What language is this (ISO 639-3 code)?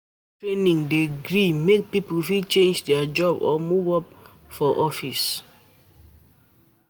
pcm